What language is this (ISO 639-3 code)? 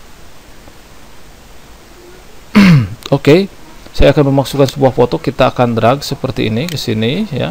ind